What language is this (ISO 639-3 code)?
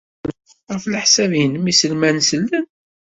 kab